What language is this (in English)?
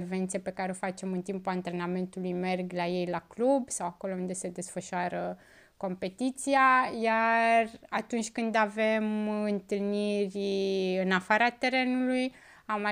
Romanian